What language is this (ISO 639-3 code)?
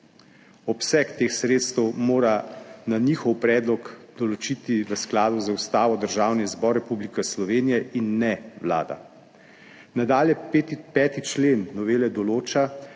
slv